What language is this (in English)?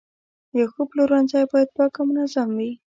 Pashto